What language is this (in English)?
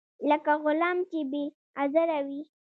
Pashto